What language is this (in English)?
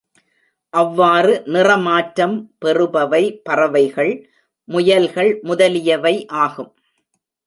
Tamil